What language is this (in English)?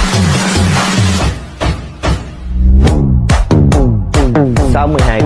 Vietnamese